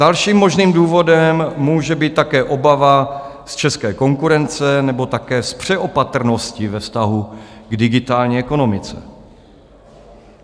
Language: Czech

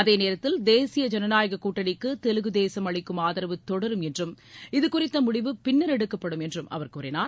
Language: Tamil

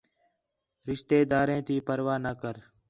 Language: Khetrani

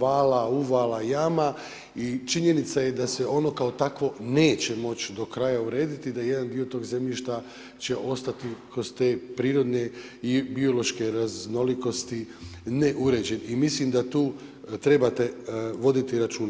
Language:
Croatian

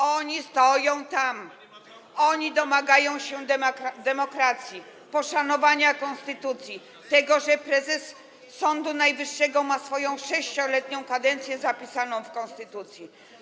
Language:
Polish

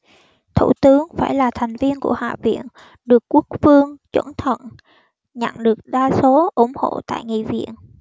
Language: Vietnamese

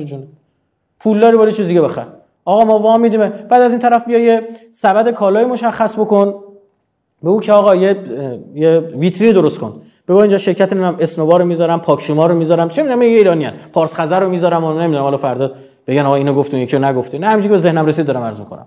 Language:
Persian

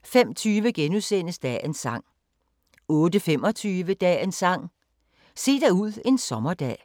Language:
Danish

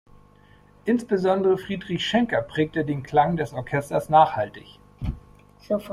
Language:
German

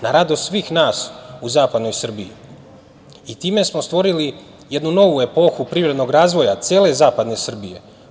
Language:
Serbian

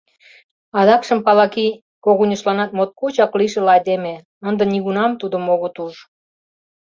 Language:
Mari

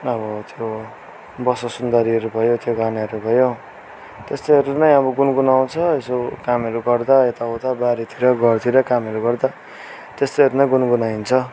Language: Nepali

